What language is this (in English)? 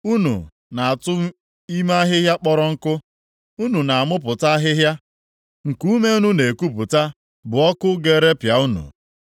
Igbo